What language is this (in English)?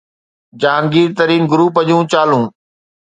Sindhi